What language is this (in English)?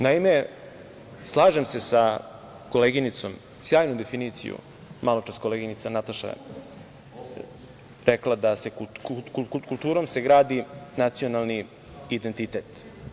Serbian